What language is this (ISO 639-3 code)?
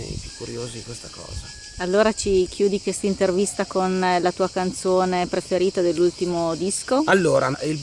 ita